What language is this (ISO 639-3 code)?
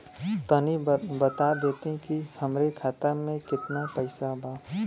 bho